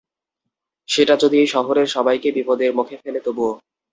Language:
Bangla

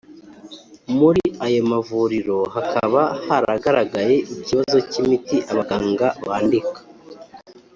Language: Kinyarwanda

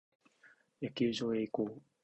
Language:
Japanese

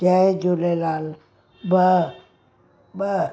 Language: Sindhi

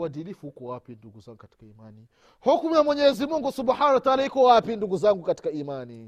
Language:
Swahili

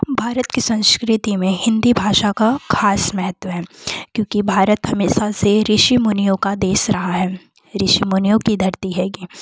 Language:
Hindi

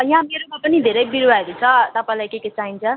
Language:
Nepali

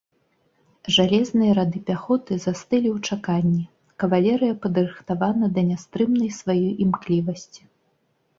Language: Belarusian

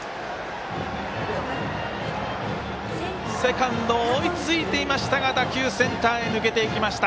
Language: Japanese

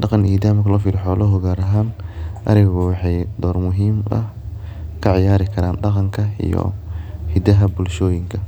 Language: Somali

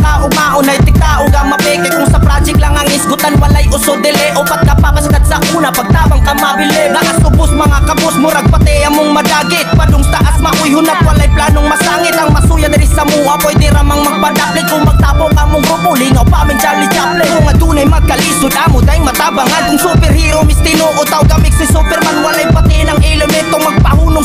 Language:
Indonesian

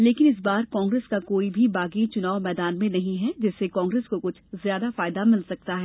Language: Hindi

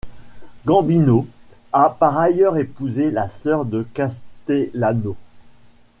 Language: French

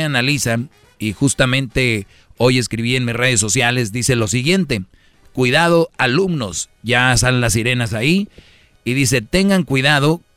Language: Spanish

